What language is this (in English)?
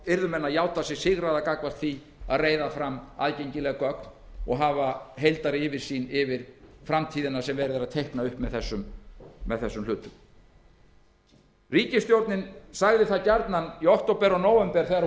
Icelandic